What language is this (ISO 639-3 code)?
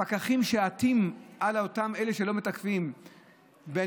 heb